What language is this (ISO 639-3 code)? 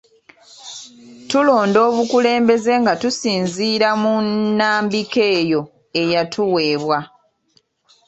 lug